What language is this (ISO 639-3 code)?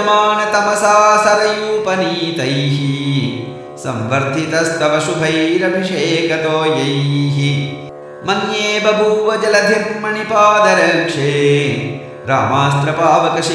ron